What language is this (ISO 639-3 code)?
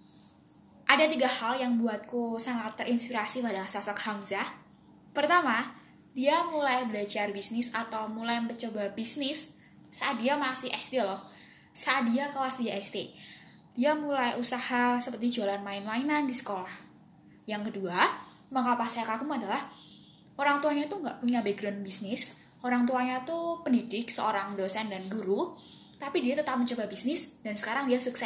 ind